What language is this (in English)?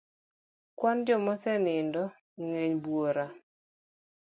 Luo (Kenya and Tanzania)